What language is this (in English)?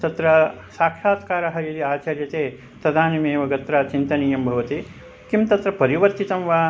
Sanskrit